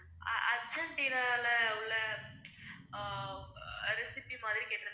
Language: Tamil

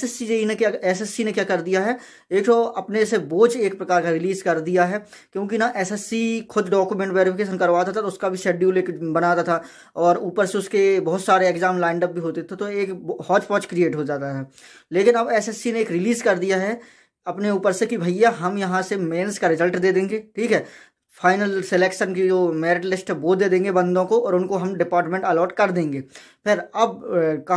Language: Hindi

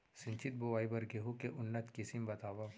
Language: Chhattisgarhi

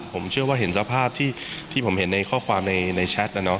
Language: Thai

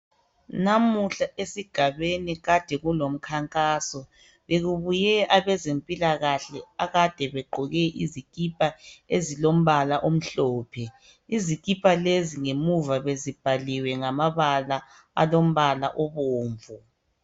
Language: North Ndebele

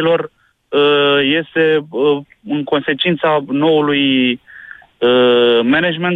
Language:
Romanian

